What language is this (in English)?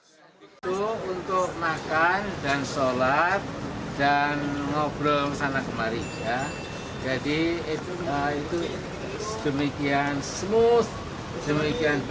Indonesian